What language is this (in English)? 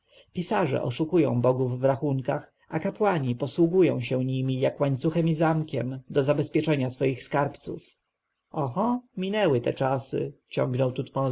Polish